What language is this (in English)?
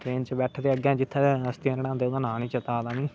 Dogri